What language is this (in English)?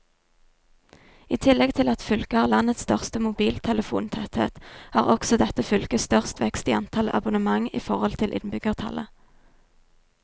Norwegian